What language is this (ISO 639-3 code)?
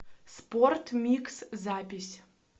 rus